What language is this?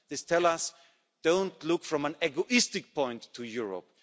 English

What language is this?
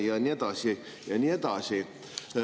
Estonian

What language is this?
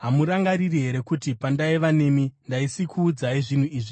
Shona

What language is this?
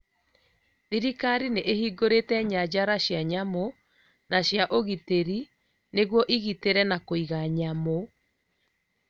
Kikuyu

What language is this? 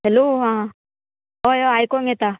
Konkani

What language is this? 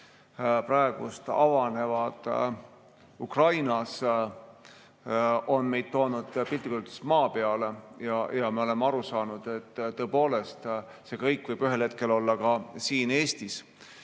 Estonian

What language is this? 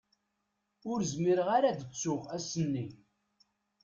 Kabyle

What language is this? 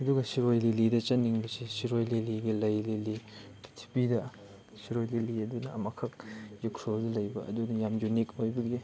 Manipuri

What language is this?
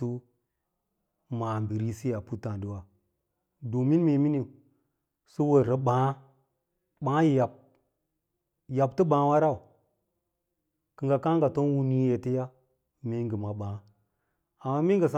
Lala-Roba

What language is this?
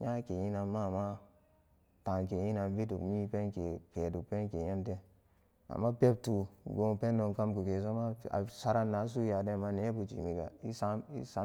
Samba Daka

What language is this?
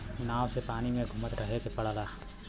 Bhojpuri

